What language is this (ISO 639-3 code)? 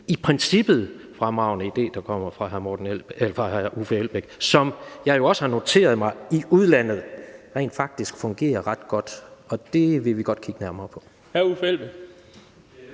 dan